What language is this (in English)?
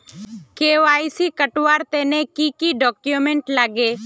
Magahi